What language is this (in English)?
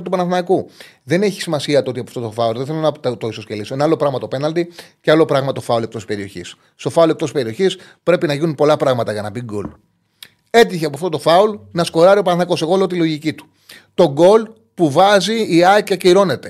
Greek